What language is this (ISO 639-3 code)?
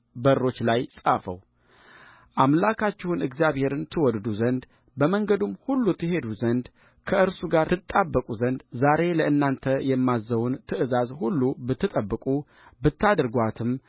amh